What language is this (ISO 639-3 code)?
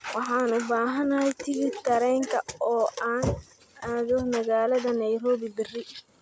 som